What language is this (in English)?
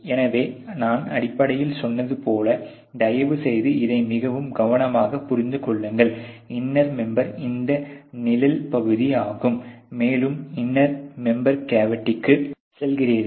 Tamil